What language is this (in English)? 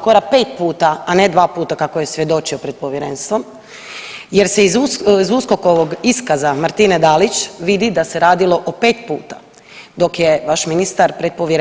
Croatian